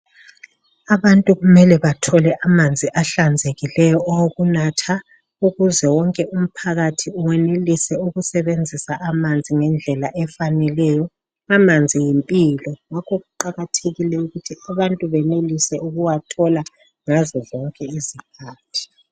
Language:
North Ndebele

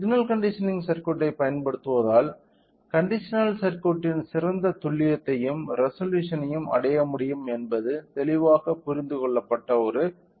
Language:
Tamil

